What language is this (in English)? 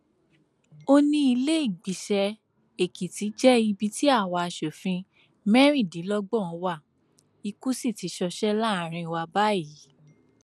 Yoruba